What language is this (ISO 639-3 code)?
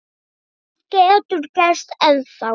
isl